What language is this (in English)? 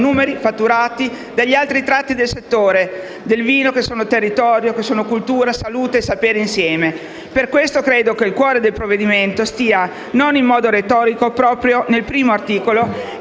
Italian